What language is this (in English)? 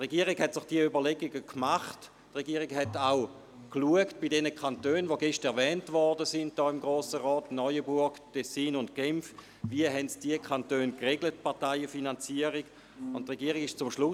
Swiss German